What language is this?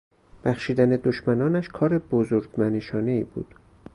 Persian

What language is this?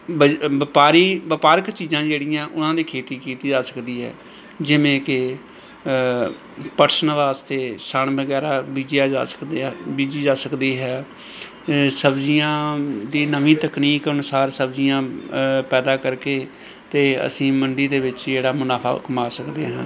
Punjabi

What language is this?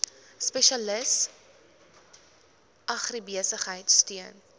Afrikaans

